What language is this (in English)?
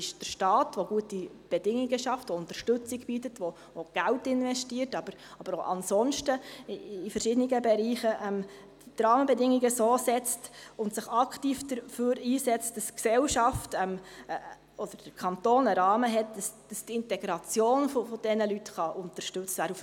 Swiss German